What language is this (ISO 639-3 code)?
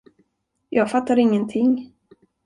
swe